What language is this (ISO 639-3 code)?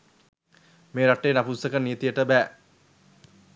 sin